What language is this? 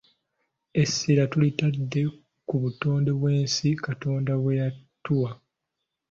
Ganda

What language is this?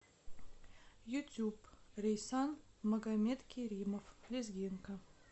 Russian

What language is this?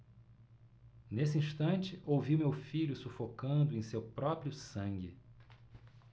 Portuguese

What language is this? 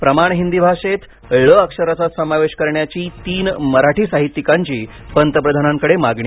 Marathi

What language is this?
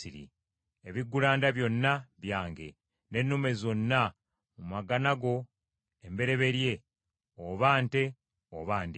Ganda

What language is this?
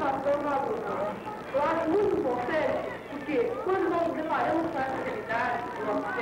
Portuguese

